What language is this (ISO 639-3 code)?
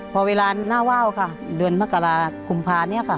tha